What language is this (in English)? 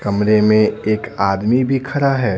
Hindi